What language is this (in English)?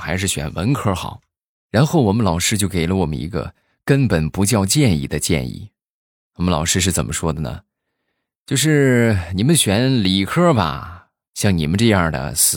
Chinese